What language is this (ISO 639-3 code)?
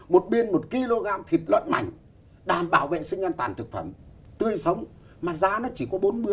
vie